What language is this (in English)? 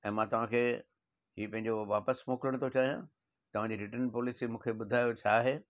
Sindhi